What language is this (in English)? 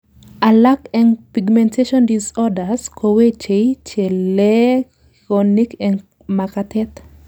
Kalenjin